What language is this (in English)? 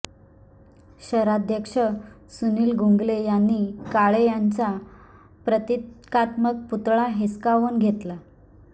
Marathi